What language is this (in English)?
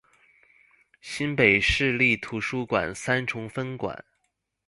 Chinese